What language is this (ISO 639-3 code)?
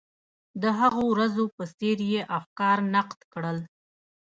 pus